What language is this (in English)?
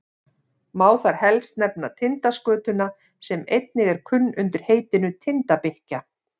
Icelandic